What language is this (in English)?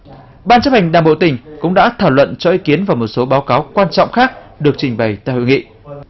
Vietnamese